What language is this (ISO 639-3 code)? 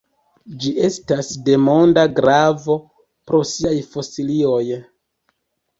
epo